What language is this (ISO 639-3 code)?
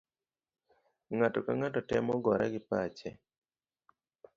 luo